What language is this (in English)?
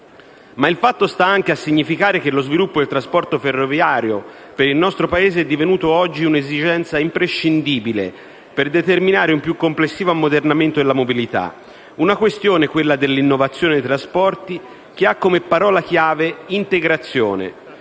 Italian